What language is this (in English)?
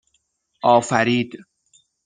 Persian